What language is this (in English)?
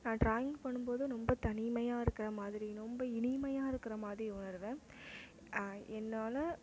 Tamil